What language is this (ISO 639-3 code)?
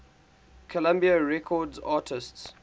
eng